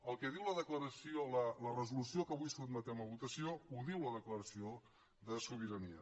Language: Catalan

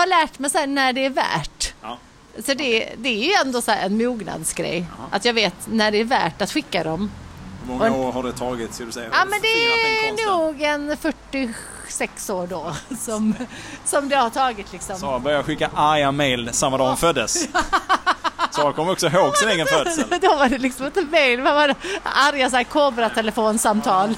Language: Swedish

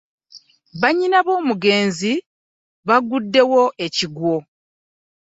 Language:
Ganda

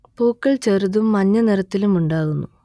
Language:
Malayalam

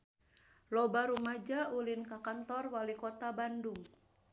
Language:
Sundanese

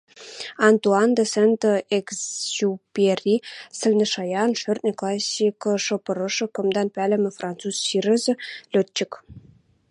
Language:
Western Mari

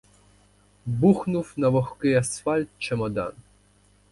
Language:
Ukrainian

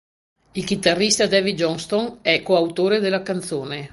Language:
Italian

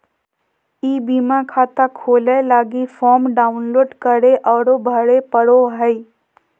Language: Magahi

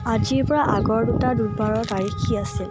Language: Assamese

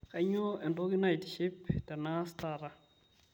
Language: Masai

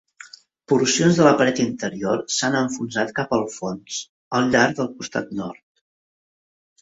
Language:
Catalan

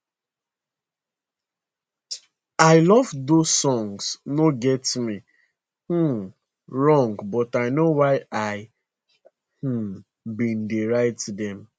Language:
Nigerian Pidgin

